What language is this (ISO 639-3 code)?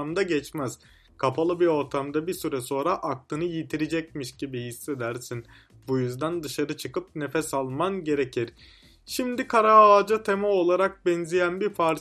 tur